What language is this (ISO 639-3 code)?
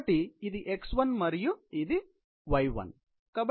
tel